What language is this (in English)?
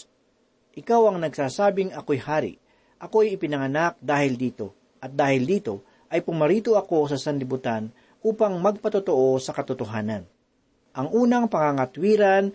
Filipino